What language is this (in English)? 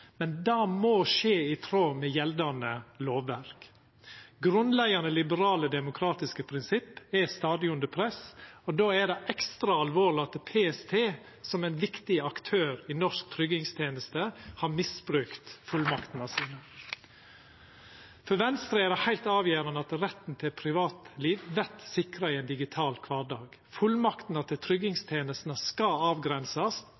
Norwegian Nynorsk